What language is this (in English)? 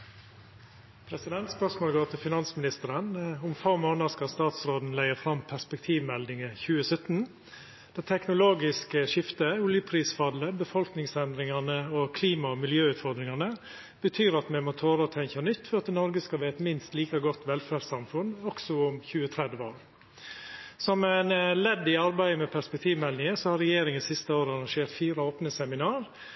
Norwegian Nynorsk